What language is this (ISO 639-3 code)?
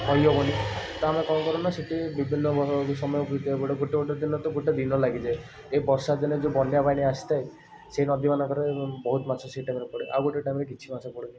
ori